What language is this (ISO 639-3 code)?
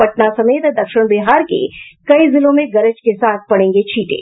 hin